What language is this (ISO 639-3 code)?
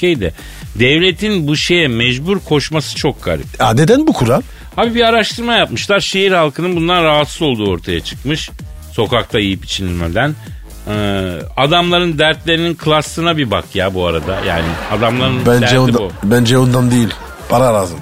tur